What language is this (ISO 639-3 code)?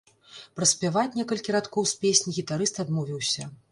bel